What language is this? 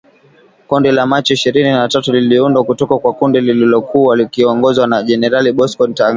Swahili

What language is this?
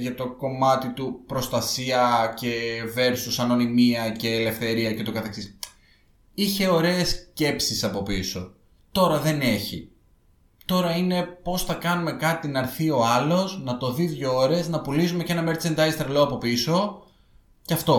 Greek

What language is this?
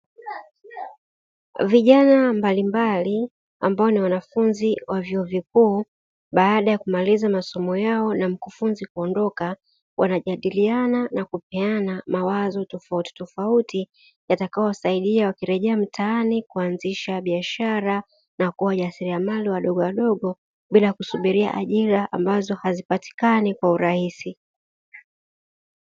Swahili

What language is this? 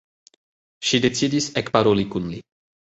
Esperanto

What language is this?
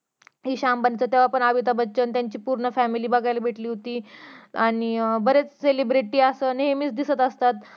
Marathi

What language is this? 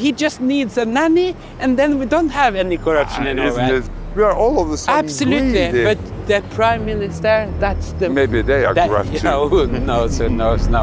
English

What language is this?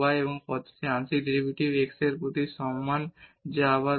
Bangla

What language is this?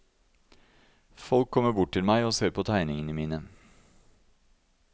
Norwegian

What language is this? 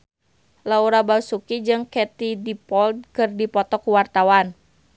Sundanese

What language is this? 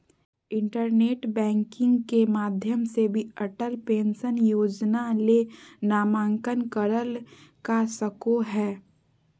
Magahi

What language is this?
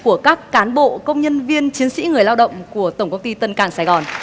Vietnamese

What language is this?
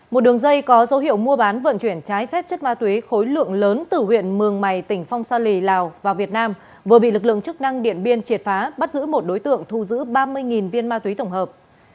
Vietnamese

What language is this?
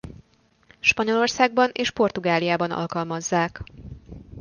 Hungarian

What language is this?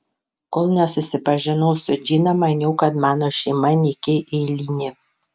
Lithuanian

